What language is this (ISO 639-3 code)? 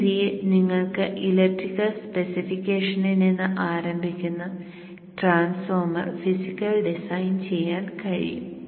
mal